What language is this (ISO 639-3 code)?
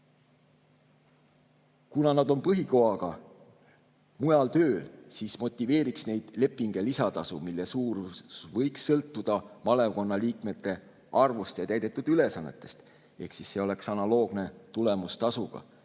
est